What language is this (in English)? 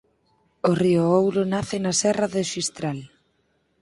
Galician